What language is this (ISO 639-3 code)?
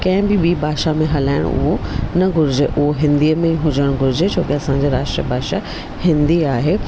snd